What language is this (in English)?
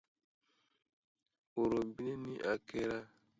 Dyula